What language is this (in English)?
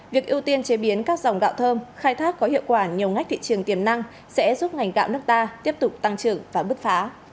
Vietnamese